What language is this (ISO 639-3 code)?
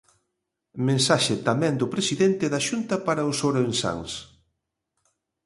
glg